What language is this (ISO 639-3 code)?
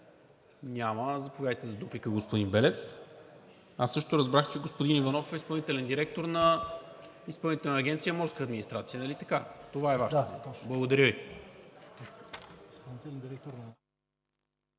bul